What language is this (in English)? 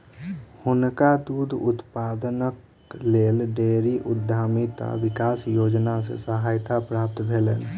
Maithili